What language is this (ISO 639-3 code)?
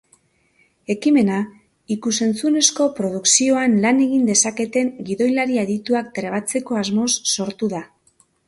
eus